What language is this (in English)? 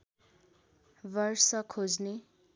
Nepali